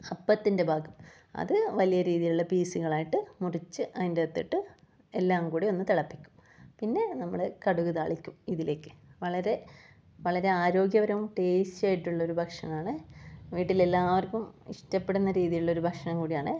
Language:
Malayalam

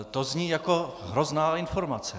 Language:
Czech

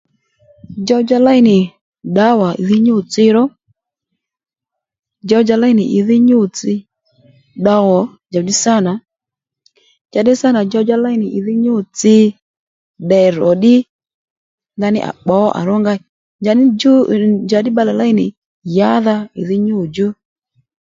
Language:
Lendu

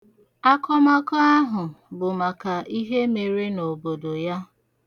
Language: Igbo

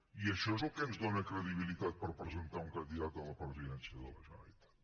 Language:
Catalan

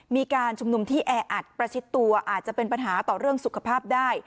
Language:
Thai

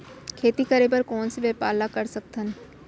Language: Chhattisgarhi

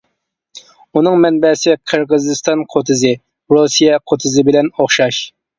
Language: Uyghur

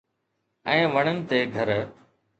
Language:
Sindhi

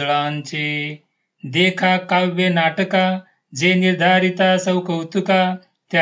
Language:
Marathi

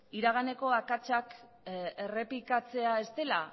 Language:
Basque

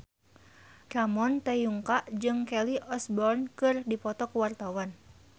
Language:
Sundanese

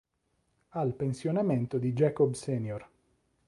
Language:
Italian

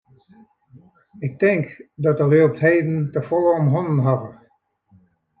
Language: Western Frisian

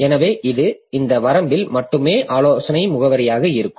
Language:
Tamil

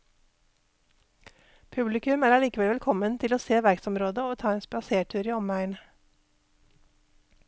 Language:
Norwegian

